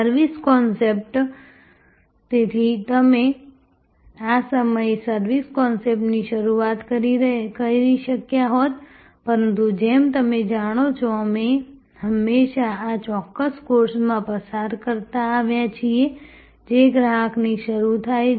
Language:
Gujarati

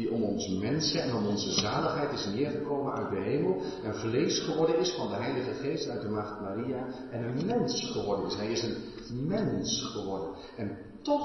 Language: Dutch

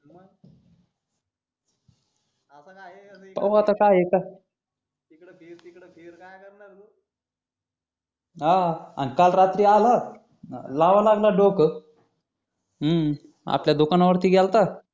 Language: Marathi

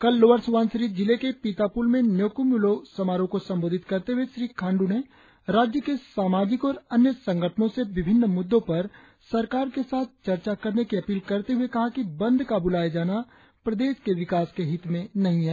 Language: Hindi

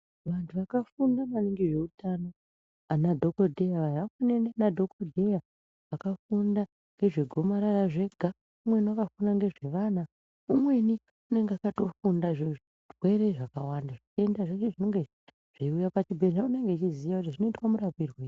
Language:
Ndau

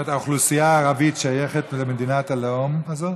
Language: Hebrew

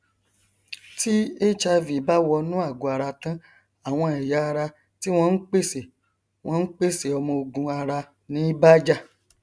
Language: Yoruba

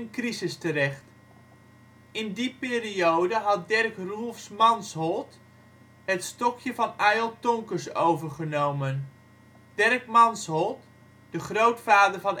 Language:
Dutch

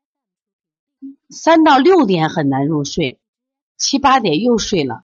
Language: Chinese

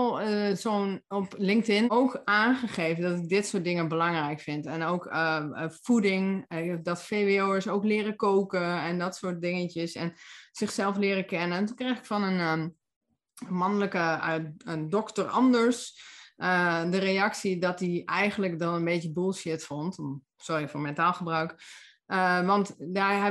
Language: Dutch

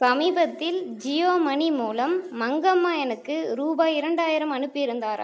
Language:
Tamil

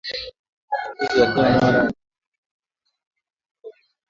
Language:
Swahili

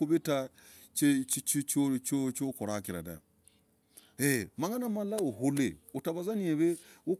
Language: Logooli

